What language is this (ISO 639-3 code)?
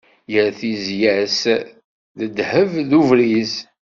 kab